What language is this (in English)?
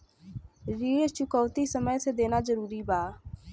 Bhojpuri